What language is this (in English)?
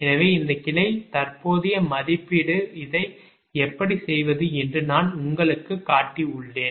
Tamil